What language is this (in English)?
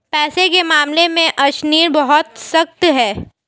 Hindi